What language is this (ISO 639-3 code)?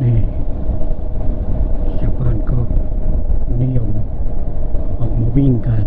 tha